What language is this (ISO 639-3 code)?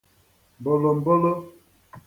ibo